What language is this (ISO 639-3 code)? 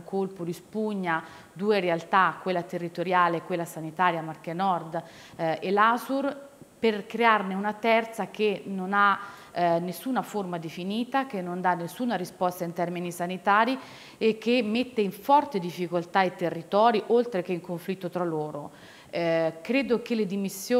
ita